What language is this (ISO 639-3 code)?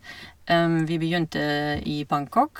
nor